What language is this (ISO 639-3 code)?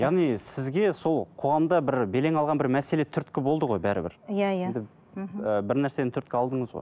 kaz